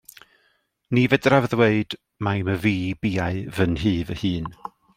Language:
Welsh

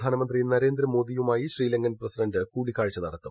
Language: Malayalam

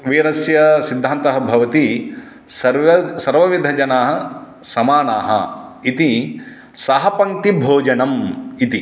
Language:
Sanskrit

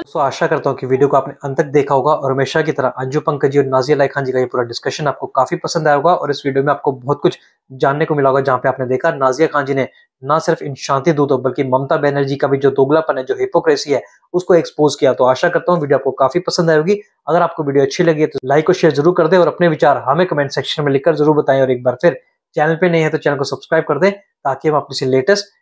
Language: Hindi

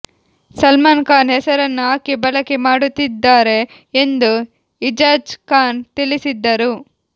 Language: Kannada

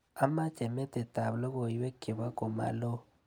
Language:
Kalenjin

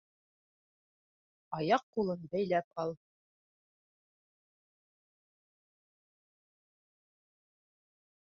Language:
Bashkir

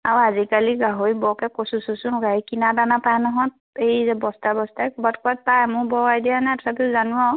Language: Assamese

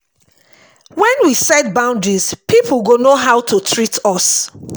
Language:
Nigerian Pidgin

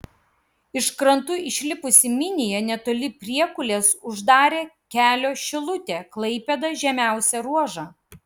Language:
Lithuanian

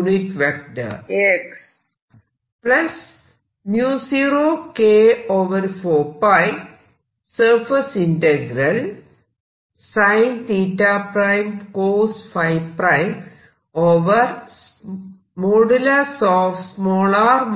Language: Malayalam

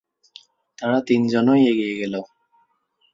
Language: Bangla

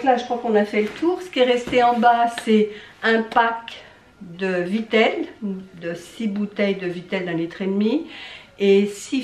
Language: French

